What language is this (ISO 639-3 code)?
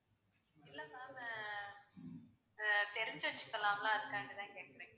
tam